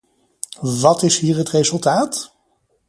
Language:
Dutch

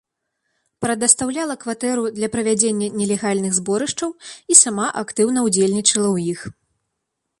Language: Belarusian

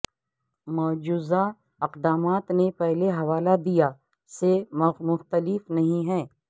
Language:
Urdu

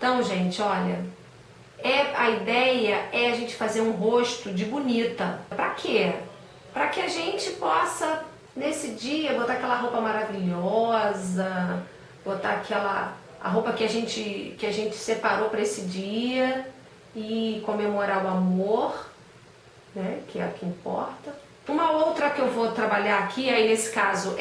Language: Portuguese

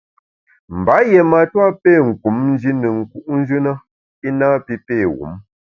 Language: Bamun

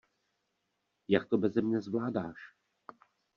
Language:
Czech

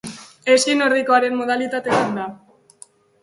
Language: Basque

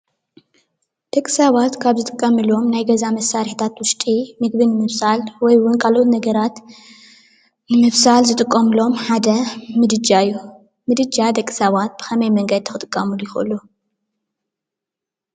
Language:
Tigrinya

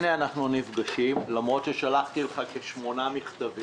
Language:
Hebrew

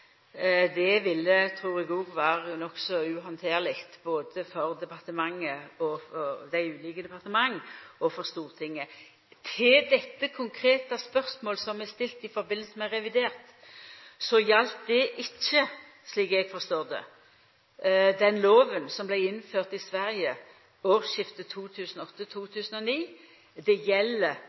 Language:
Norwegian Nynorsk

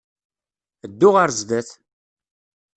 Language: Kabyle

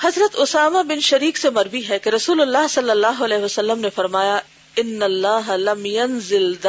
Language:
Urdu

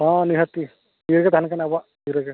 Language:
Santali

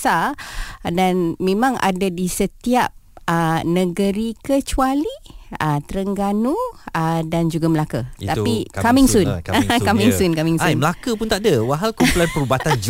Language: Malay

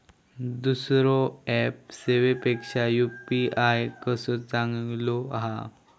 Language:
Marathi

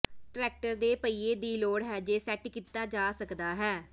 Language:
Punjabi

